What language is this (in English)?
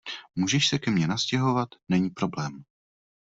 Czech